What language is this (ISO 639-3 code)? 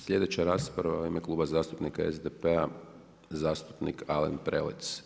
hrv